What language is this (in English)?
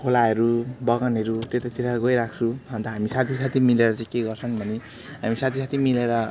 Nepali